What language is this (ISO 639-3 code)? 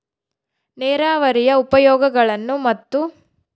kan